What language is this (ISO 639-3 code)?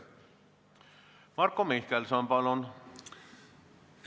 est